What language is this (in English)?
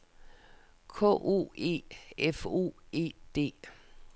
Danish